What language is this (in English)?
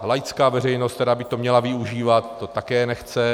Czech